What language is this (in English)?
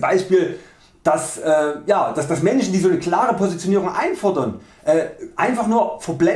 German